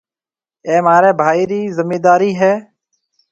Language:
Marwari (Pakistan)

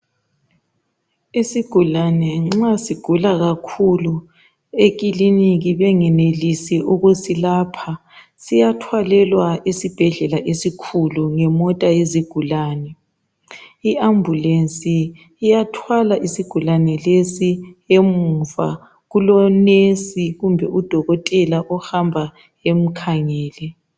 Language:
North Ndebele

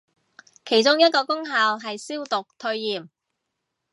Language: Cantonese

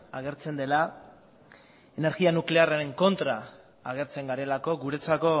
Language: Basque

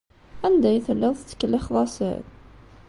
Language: Kabyle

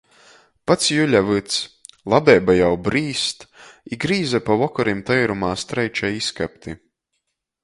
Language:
Latgalian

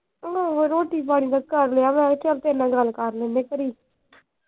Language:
Punjabi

